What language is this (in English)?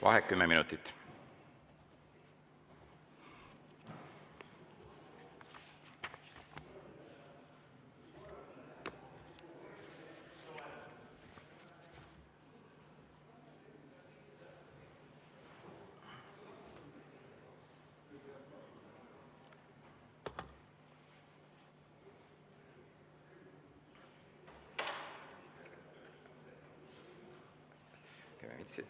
Estonian